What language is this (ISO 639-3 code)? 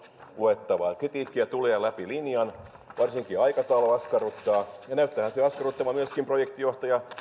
fin